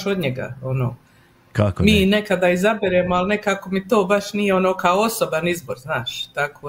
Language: Croatian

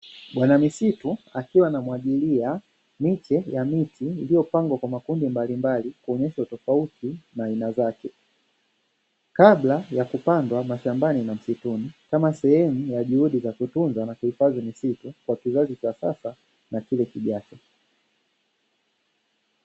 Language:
Swahili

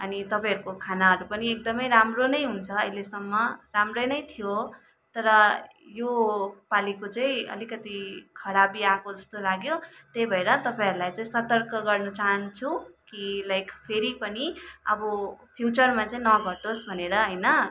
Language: Nepali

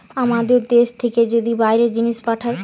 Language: Bangla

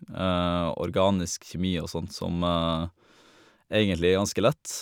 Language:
Norwegian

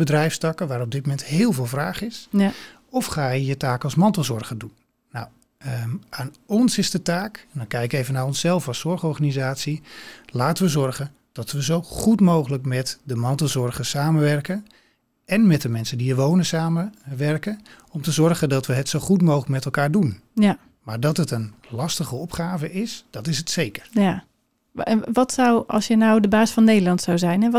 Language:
Dutch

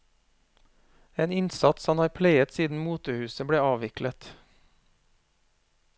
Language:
Norwegian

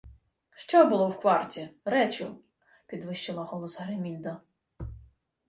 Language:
Ukrainian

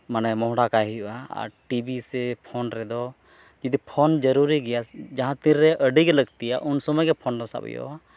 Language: Santali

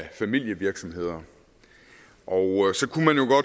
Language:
Danish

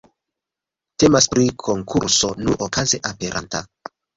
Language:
Esperanto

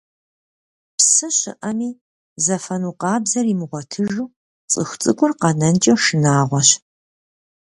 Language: Kabardian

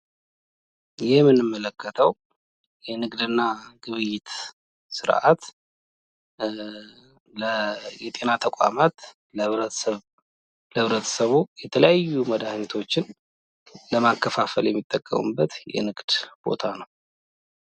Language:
Amharic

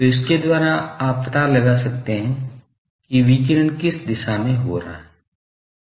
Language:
Hindi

